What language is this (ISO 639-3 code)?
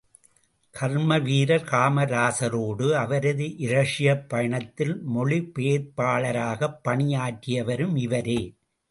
tam